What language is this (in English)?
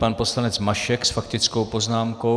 Czech